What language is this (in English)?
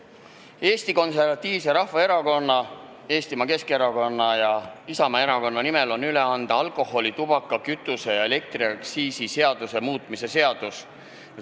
Estonian